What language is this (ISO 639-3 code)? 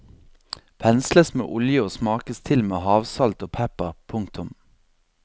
nor